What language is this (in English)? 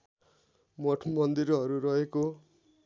Nepali